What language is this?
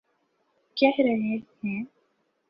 Urdu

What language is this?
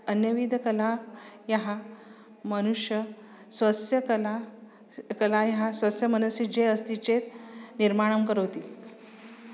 Sanskrit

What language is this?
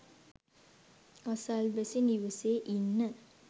Sinhala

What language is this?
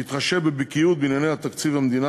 Hebrew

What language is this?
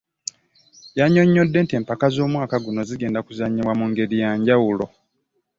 Ganda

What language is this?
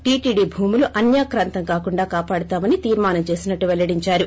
Telugu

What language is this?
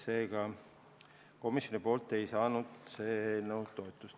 Estonian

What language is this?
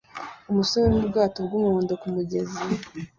Kinyarwanda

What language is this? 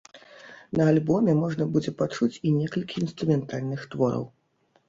Belarusian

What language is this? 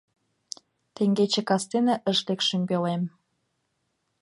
Mari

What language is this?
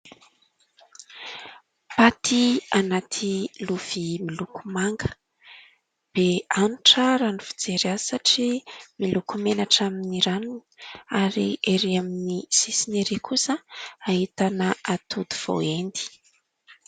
Malagasy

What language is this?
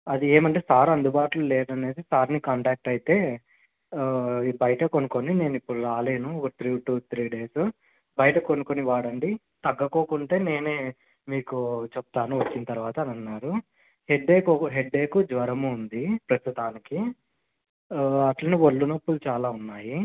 Telugu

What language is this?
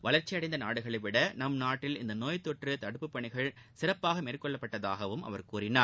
Tamil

